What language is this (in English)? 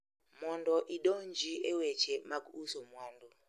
Luo (Kenya and Tanzania)